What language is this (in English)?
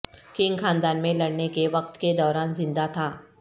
Urdu